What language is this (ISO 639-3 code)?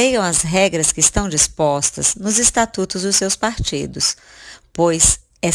por